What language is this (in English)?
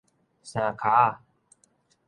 Min Nan Chinese